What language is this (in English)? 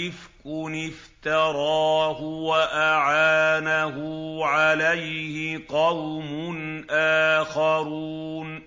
Arabic